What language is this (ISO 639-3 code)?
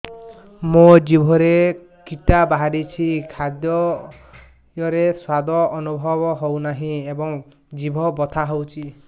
ori